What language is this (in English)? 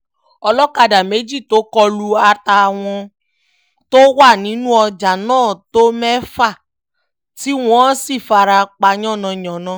Yoruba